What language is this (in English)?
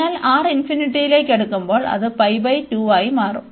Malayalam